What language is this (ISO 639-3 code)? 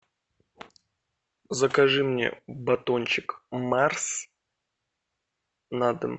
rus